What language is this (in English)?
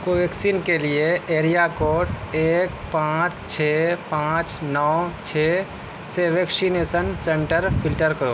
Urdu